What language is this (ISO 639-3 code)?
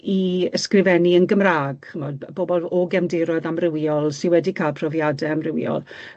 cym